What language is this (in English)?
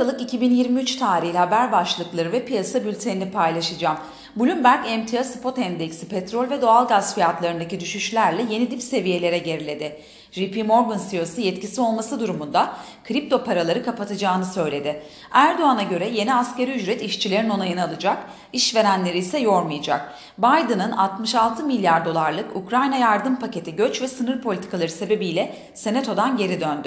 Turkish